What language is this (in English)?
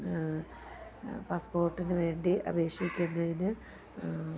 Malayalam